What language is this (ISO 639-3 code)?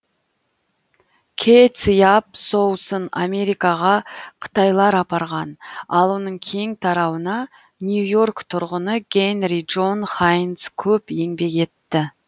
kaz